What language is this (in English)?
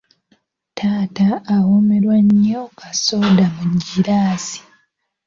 Ganda